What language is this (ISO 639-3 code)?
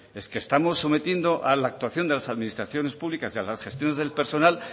spa